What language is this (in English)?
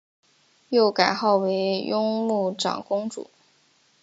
Chinese